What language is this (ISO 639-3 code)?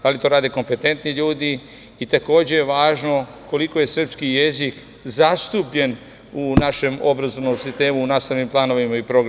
srp